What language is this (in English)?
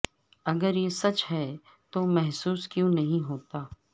Urdu